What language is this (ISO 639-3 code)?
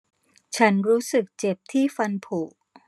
tha